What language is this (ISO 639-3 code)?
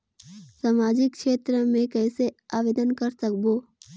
hne